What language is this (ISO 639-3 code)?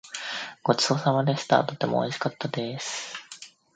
jpn